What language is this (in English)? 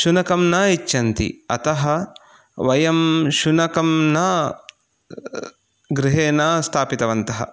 Sanskrit